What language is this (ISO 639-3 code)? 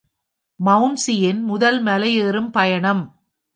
tam